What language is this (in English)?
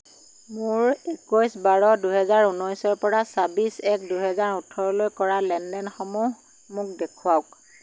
Assamese